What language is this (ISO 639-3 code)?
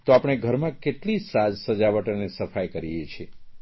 guj